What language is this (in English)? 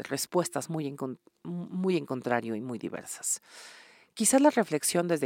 Spanish